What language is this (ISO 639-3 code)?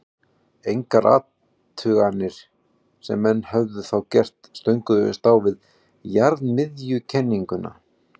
isl